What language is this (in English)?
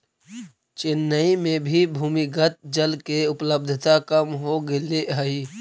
Magahi